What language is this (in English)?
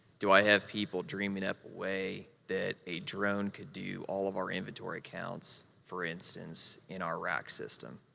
English